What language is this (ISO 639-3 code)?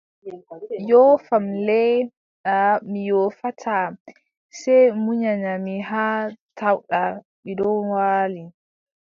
fub